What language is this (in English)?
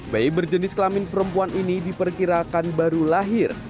Indonesian